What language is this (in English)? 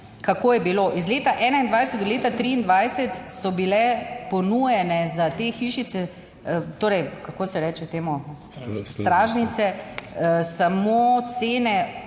Slovenian